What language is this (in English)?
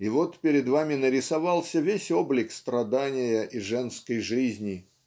Russian